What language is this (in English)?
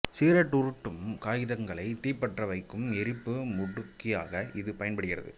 Tamil